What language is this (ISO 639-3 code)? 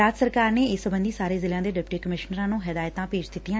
pan